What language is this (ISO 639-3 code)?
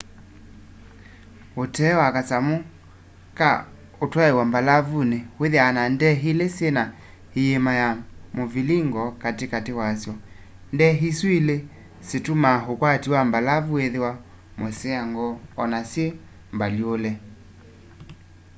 kam